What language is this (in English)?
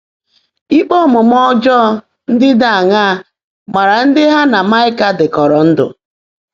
Igbo